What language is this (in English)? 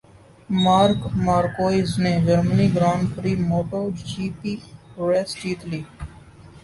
Urdu